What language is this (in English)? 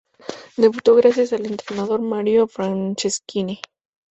Spanish